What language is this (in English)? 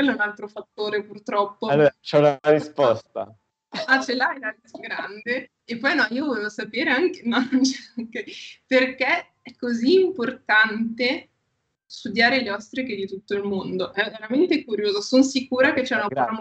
Italian